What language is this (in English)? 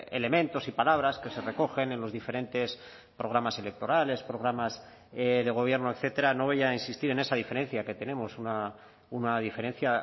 Spanish